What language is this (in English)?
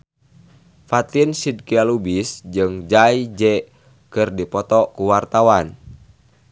Sundanese